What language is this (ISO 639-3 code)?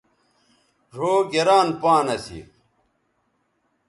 btv